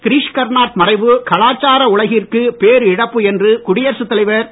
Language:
Tamil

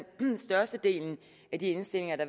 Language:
Danish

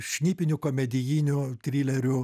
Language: Lithuanian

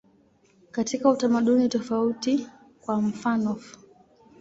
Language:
Swahili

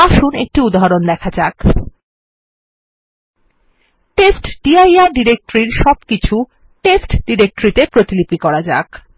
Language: Bangla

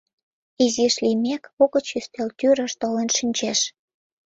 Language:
Mari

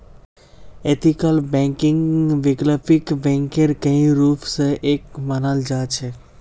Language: Magahi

